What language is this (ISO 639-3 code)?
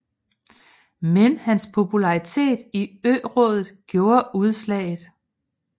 dan